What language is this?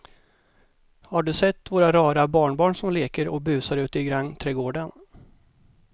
Swedish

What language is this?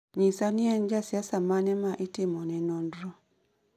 Luo (Kenya and Tanzania)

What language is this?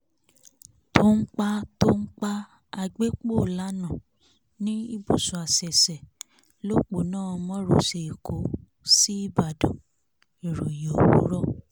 Yoruba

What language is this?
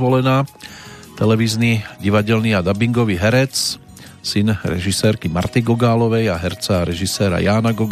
Slovak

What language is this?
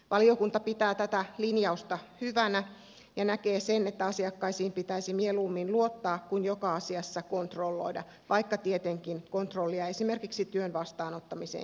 Finnish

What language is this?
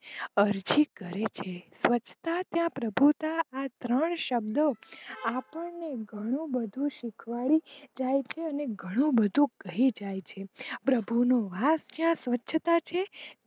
Gujarati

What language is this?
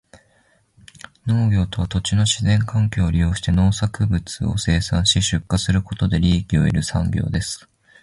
Japanese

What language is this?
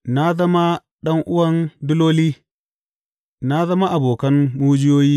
Hausa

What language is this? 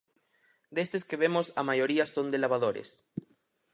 Galician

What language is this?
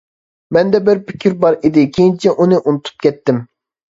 Uyghur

